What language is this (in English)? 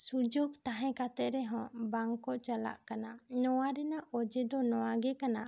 Santali